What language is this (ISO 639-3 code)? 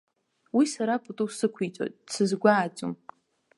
abk